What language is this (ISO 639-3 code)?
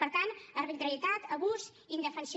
cat